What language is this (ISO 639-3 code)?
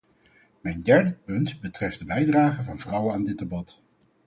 nld